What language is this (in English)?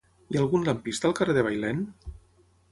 Catalan